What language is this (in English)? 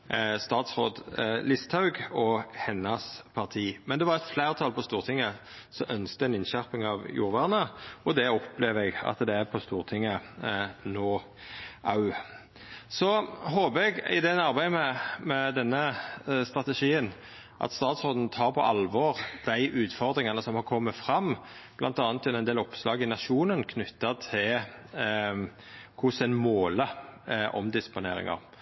Norwegian Nynorsk